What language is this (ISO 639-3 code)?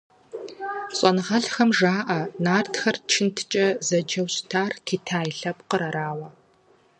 kbd